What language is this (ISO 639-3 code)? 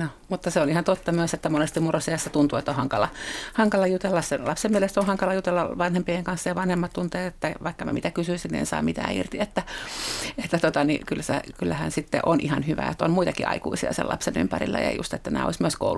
fin